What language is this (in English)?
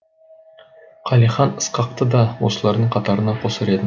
Kazakh